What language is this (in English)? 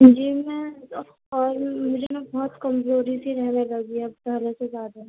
Urdu